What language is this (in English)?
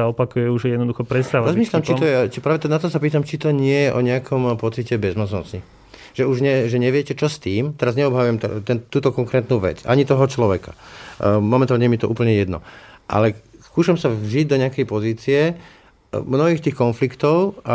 Slovak